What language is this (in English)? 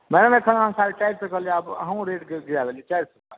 Maithili